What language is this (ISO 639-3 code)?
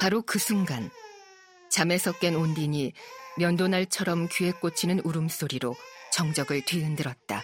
kor